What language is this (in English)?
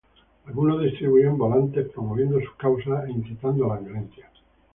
Spanish